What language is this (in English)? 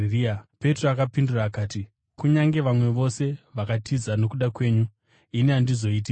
Shona